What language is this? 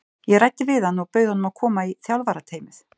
Icelandic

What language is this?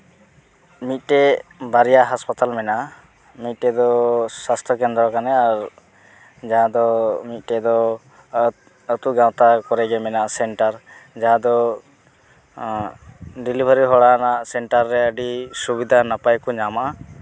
Santali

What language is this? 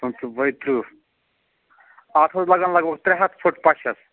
Kashmiri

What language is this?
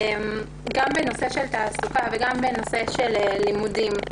Hebrew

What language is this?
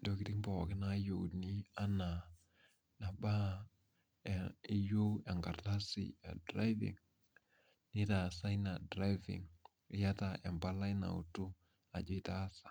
Masai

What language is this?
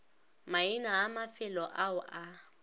Northern Sotho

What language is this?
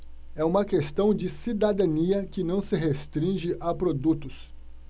Portuguese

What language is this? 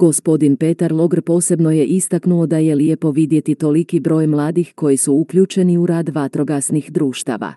Croatian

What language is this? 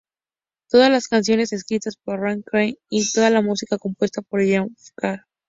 Spanish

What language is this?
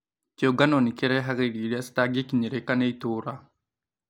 Kikuyu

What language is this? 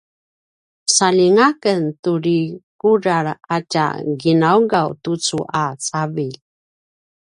Paiwan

